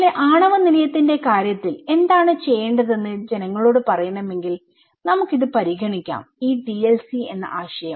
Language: Malayalam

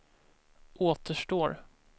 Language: Swedish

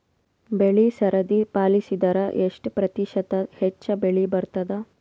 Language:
Kannada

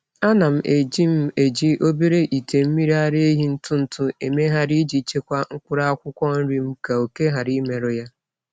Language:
Igbo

